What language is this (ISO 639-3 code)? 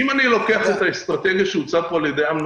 heb